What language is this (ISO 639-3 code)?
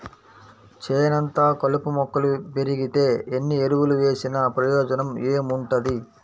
tel